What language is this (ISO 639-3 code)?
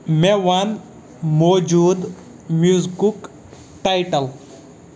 kas